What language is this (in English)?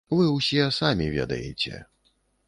Belarusian